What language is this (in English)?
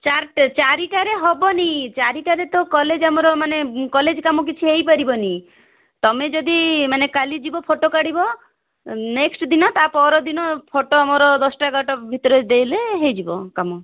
Odia